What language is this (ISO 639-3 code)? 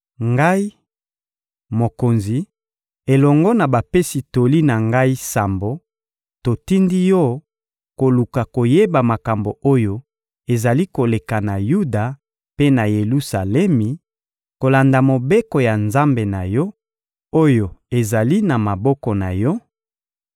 lin